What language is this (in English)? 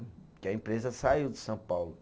Portuguese